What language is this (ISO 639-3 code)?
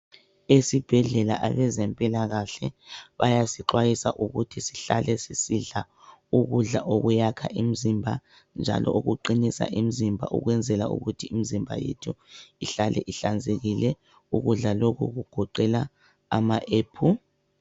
nde